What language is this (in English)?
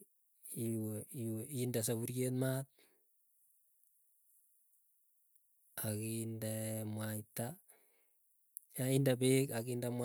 Keiyo